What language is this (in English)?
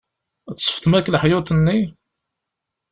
Kabyle